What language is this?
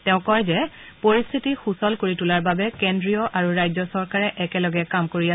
Assamese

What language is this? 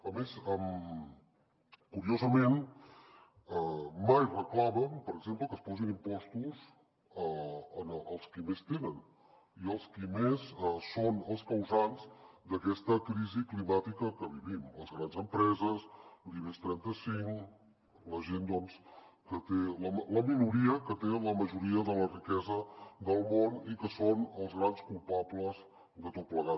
Catalan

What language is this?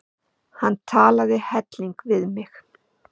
Icelandic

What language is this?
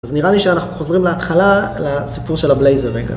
Hebrew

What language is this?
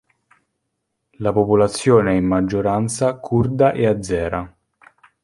Italian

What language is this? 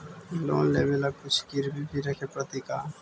Magahi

